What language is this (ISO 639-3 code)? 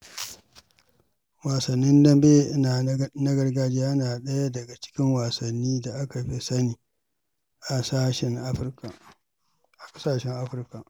hau